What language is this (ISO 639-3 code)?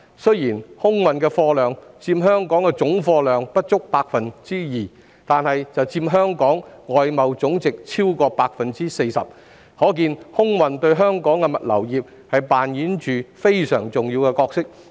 yue